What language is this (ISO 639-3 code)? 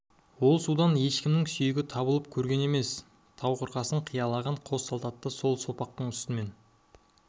kaz